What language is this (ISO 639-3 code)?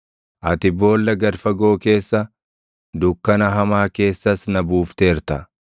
orm